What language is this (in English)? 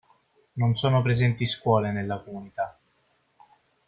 Italian